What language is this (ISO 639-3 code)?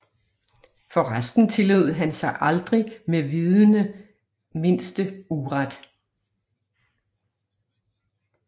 dan